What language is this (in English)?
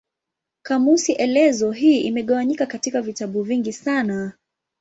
Swahili